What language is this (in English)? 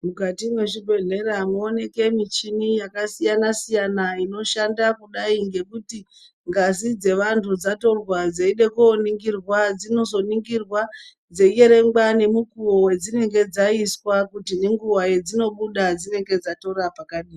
Ndau